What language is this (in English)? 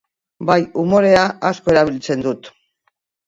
Basque